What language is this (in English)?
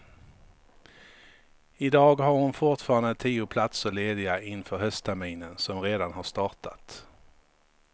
Swedish